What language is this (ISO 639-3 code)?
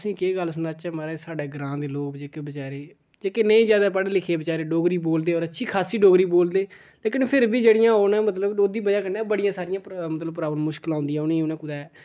doi